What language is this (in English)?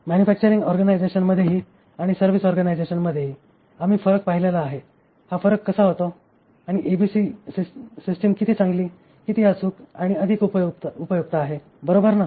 Marathi